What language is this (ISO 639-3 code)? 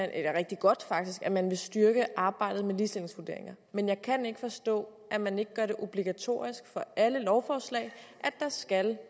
dan